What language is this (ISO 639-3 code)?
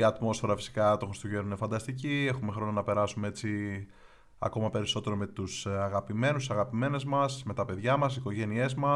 ell